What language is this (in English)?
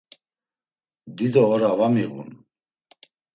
Laz